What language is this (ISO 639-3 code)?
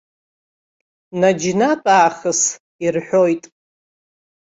abk